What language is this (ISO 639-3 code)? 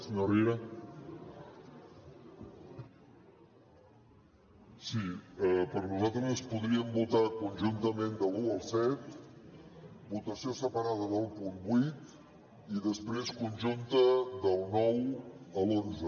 cat